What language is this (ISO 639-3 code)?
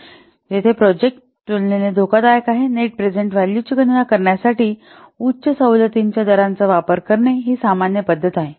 mar